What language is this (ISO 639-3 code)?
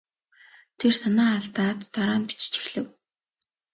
mon